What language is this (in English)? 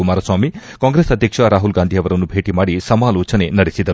Kannada